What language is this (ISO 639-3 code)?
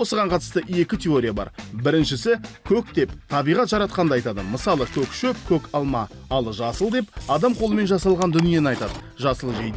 tur